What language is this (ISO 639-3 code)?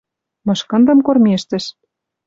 mrj